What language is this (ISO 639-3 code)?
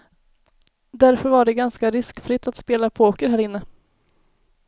swe